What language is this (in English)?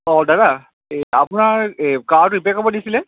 Assamese